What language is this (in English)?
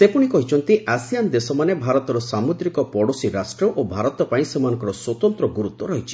Odia